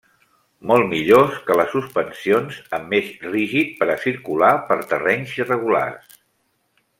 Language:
Catalan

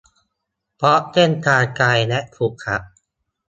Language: Thai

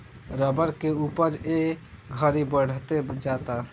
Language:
Bhojpuri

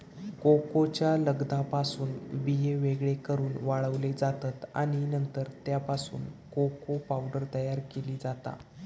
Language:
Marathi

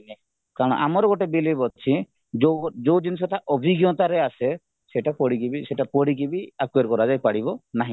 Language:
Odia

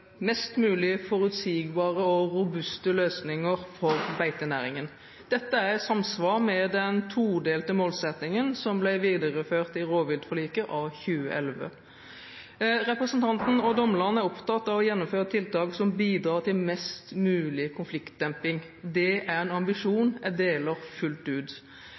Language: Norwegian Bokmål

